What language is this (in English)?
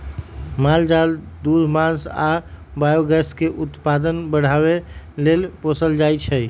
Magahi